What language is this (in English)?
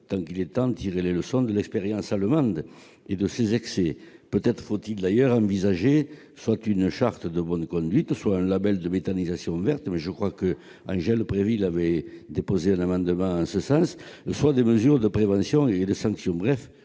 French